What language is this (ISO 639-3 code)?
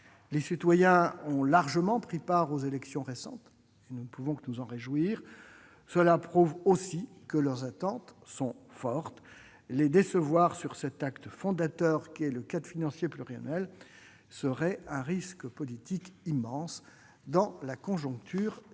fra